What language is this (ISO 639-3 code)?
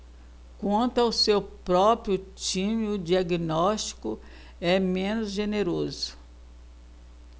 por